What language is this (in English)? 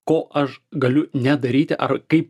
Lithuanian